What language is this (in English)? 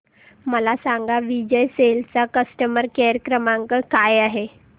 Marathi